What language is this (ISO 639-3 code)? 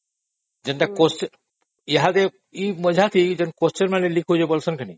ori